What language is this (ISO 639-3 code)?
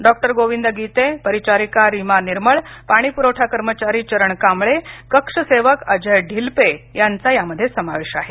mar